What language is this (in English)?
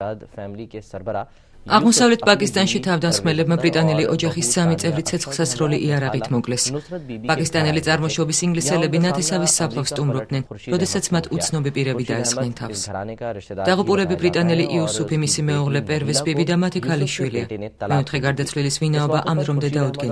Czech